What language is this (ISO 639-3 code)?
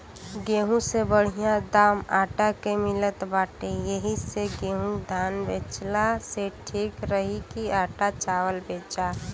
bho